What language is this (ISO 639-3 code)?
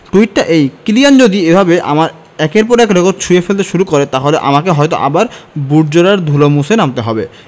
ben